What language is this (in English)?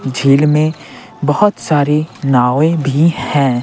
Hindi